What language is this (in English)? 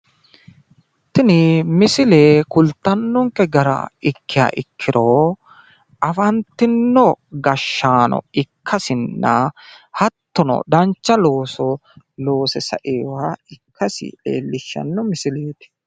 Sidamo